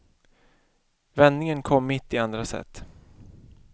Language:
Swedish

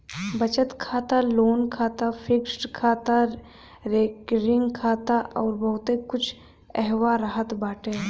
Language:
Bhojpuri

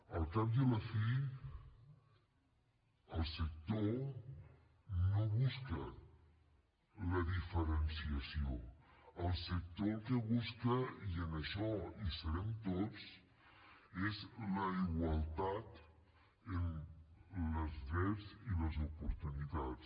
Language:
Catalan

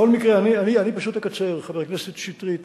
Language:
Hebrew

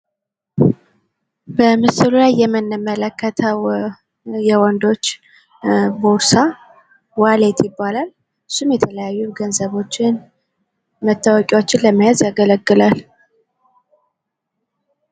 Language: Amharic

